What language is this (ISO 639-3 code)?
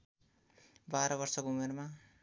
nep